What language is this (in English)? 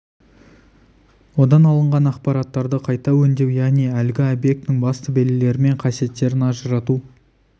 Kazakh